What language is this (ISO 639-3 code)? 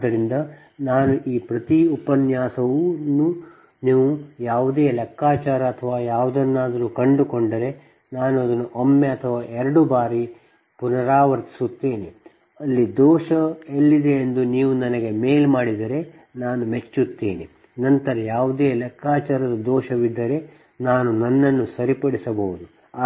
kan